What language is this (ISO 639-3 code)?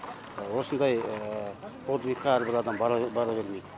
kaz